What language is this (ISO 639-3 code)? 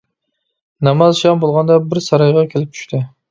uig